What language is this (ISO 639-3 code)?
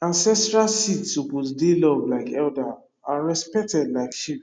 pcm